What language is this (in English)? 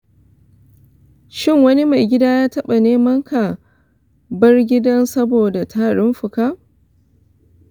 Hausa